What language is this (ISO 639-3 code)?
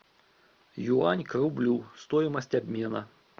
rus